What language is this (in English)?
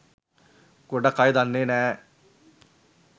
Sinhala